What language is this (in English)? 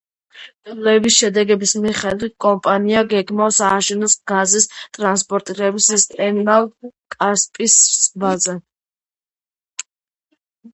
Georgian